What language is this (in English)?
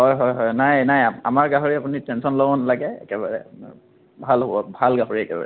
Assamese